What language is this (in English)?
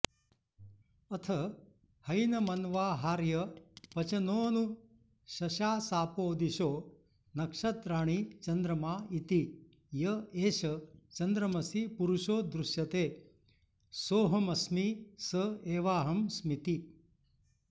Sanskrit